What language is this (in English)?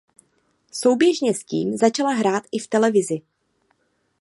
Czech